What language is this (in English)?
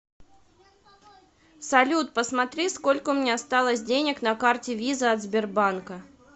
Russian